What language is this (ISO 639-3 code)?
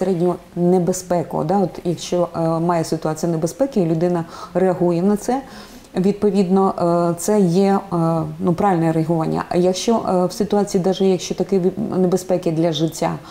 ukr